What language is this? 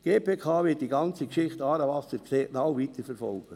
Swiss German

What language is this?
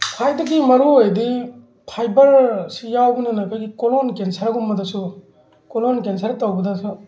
Manipuri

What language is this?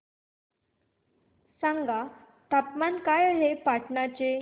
Marathi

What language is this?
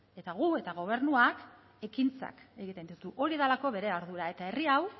Basque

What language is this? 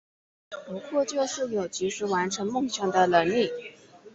Chinese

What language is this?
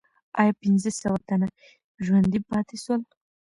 Pashto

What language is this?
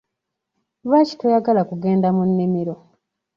Ganda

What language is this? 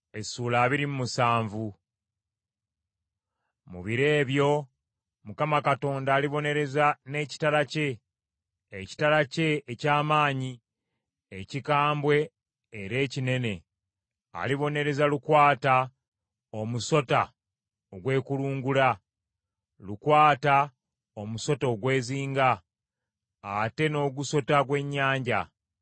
Ganda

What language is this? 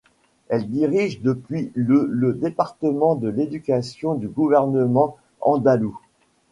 French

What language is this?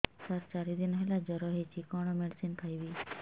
Odia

